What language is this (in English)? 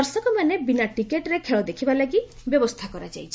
Odia